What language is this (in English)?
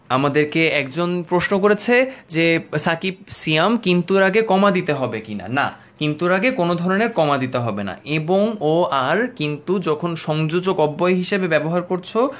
Bangla